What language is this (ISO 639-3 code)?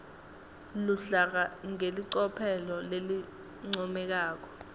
ssw